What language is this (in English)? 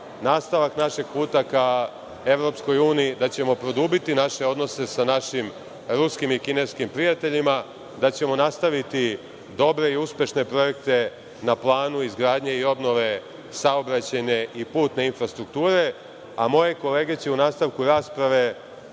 Serbian